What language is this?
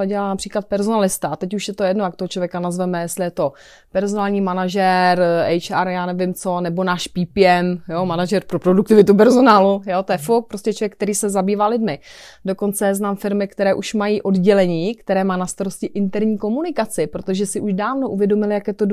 Czech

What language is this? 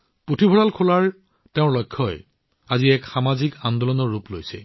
Assamese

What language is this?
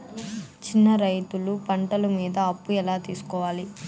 Telugu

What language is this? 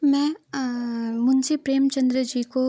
Hindi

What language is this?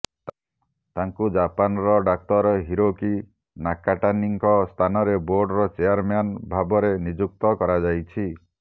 Odia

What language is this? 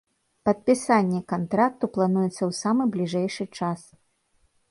Belarusian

